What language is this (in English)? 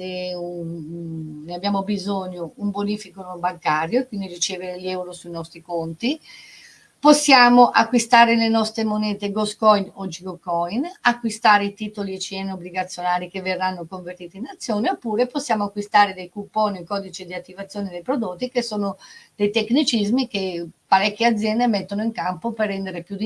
Italian